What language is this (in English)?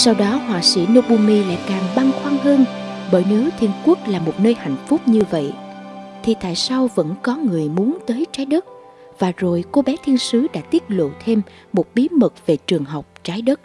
Vietnamese